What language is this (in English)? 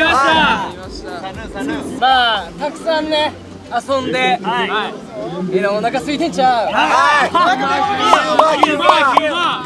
Japanese